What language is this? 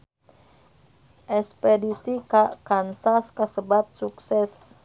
Sundanese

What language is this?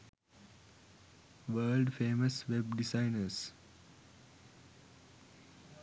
Sinhala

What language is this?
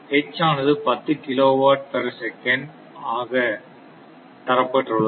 Tamil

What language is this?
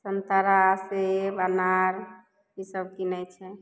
Maithili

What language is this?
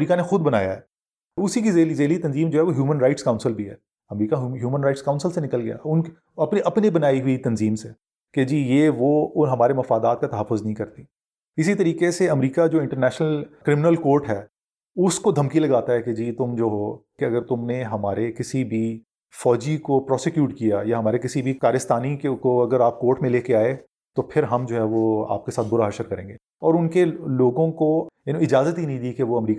Urdu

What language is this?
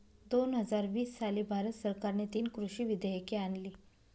Marathi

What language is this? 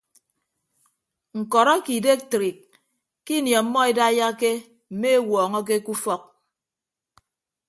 Ibibio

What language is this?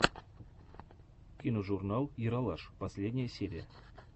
Russian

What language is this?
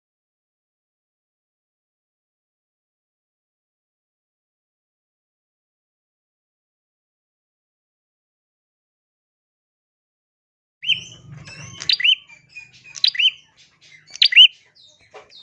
Indonesian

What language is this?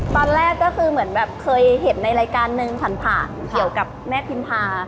Thai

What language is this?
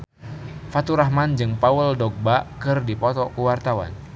Sundanese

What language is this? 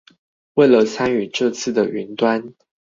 Chinese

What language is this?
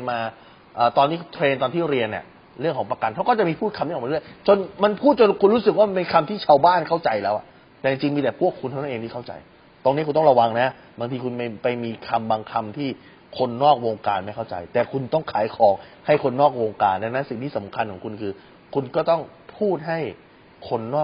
Thai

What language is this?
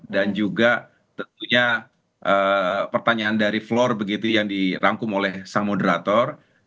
Indonesian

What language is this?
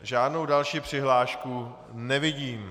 Czech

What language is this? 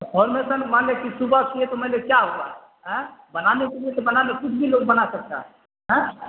Urdu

